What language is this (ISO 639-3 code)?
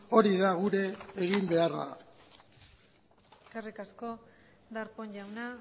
eus